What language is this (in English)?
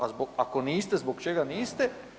Croatian